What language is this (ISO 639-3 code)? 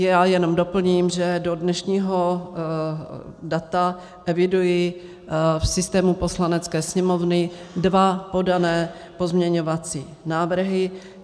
ces